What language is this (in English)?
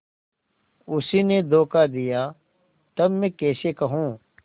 Hindi